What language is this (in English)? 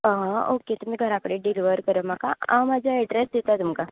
Konkani